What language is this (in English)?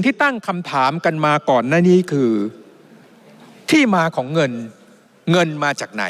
Thai